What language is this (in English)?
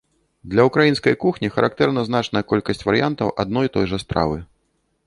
Belarusian